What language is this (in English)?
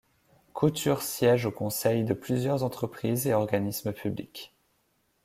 French